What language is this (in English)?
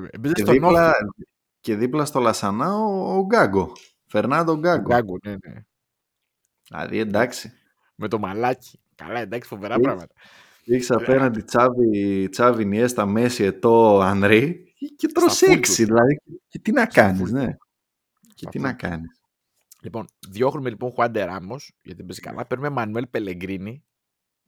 Greek